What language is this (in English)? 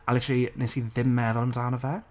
Welsh